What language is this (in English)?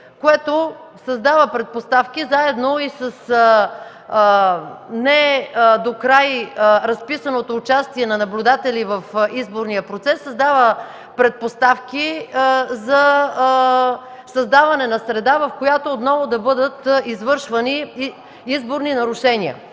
Bulgarian